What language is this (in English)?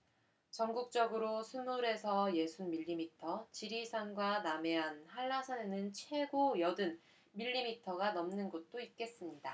Korean